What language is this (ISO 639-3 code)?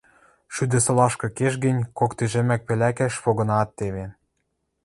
mrj